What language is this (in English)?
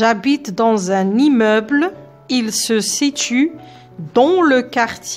French